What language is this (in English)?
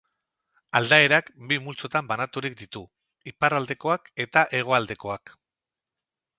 Basque